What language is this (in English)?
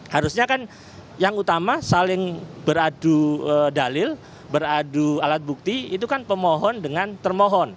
Indonesian